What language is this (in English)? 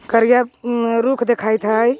Magahi